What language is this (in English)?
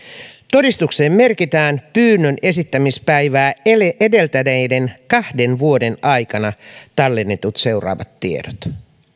Finnish